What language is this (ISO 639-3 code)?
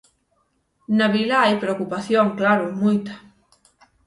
glg